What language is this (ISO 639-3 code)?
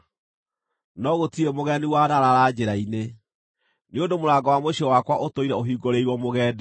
kik